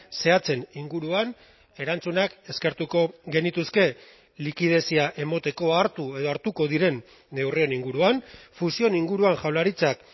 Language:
Basque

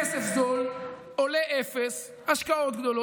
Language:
Hebrew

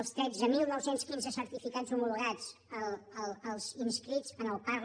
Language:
Catalan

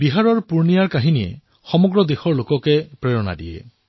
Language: Assamese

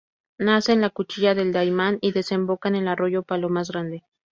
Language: Spanish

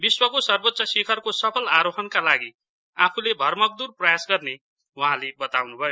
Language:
Nepali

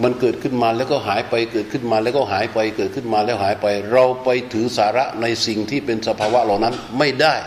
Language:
Thai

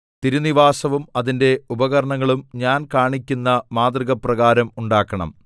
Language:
Malayalam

